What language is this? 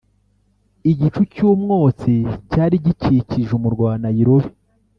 Kinyarwanda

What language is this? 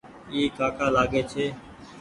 Goaria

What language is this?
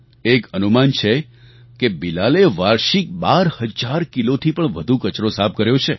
Gujarati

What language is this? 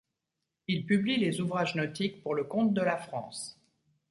French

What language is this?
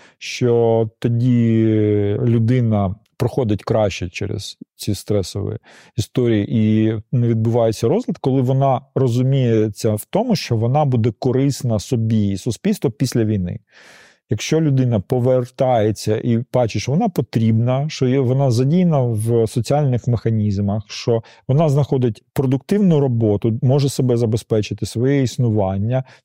Ukrainian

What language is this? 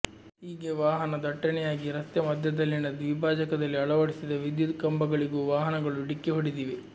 Kannada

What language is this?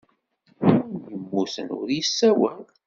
Kabyle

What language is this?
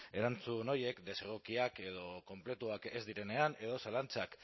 Basque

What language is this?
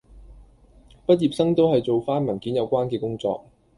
Cantonese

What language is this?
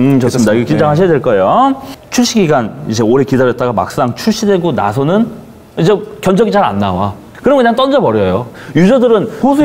Korean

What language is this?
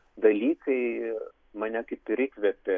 Lithuanian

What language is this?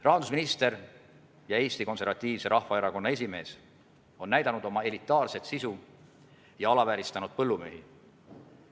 Estonian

